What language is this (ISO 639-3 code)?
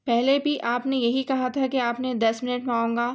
urd